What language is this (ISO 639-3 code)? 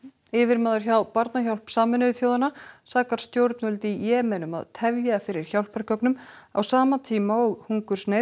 isl